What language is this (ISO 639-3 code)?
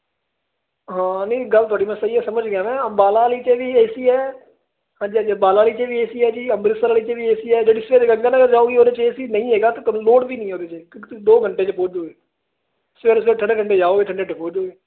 pan